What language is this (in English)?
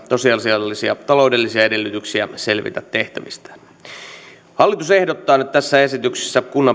Finnish